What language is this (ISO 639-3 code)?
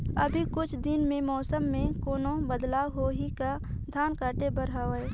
hne